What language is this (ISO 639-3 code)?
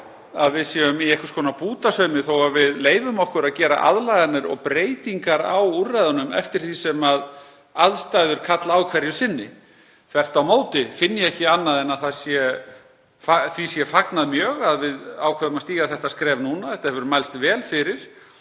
isl